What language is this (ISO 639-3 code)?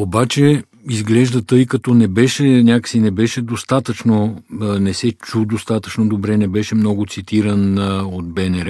bul